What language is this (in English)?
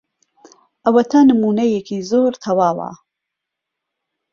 Central Kurdish